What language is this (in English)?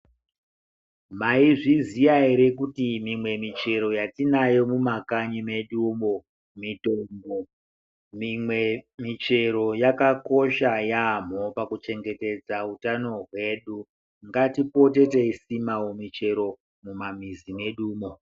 Ndau